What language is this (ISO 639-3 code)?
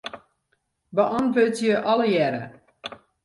fry